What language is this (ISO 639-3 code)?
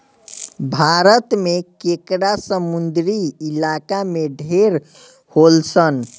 bho